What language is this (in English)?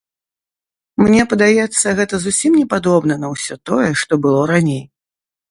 Belarusian